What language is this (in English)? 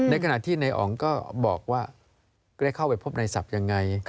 Thai